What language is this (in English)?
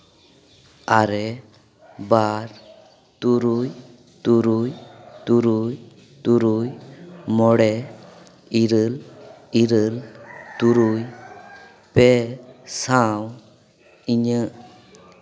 Santali